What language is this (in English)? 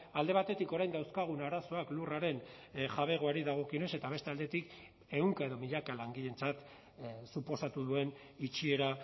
Basque